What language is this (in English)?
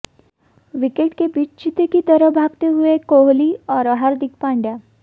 Hindi